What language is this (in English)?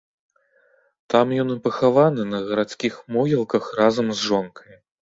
Belarusian